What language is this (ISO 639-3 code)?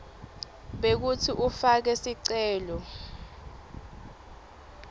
ssw